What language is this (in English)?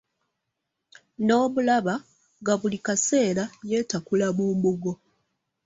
Ganda